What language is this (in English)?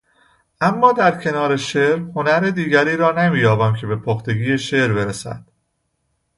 Persian